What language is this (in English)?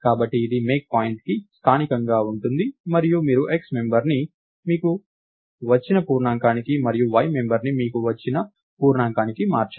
Telugu